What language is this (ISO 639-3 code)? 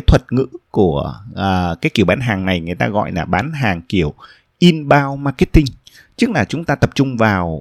vie